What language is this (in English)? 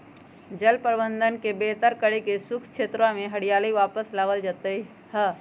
Magahi